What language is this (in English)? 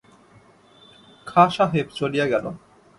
Bangla